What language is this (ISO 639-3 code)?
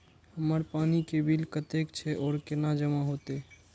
mai